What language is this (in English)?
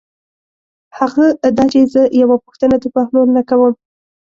Pashto